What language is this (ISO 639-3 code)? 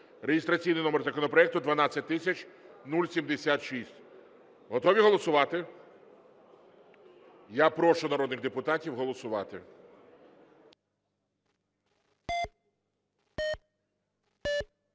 ukr